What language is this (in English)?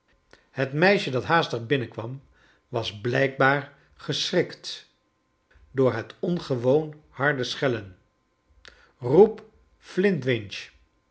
Dutch